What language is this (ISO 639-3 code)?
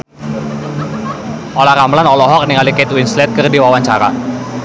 sun